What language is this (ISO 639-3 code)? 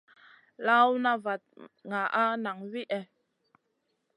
mcn